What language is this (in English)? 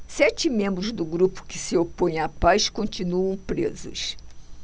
Portuguese